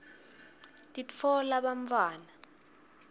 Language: Swati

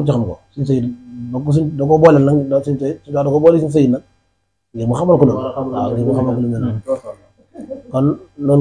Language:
Arabic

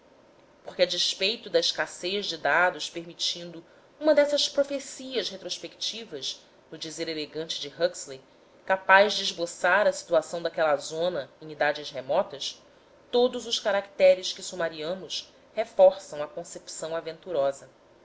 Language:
Portuguese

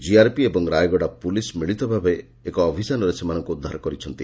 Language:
Odia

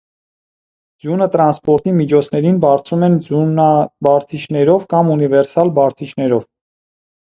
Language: Armenian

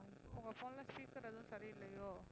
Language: Tamil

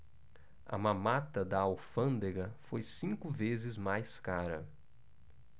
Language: Portuguese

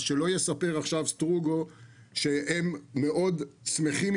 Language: Hebrew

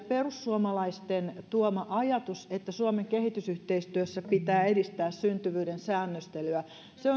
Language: Finnish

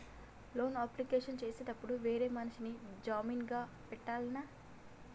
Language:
Telugu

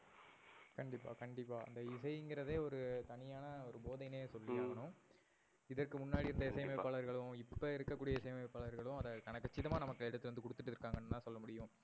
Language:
Tamil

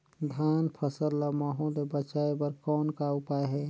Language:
Chhattisgarhi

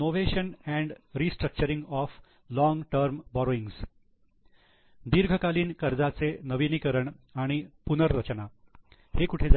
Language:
Marathi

